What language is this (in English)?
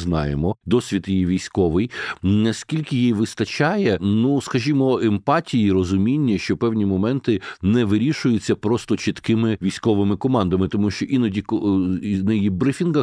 Ukrainian